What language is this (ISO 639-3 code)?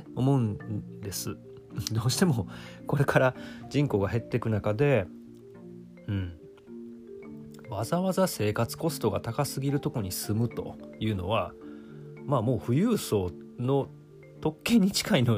jpn